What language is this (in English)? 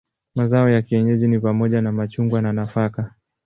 Swahili